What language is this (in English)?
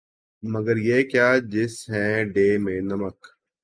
Urdu